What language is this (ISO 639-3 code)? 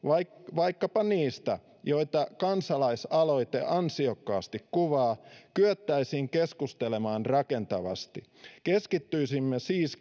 fin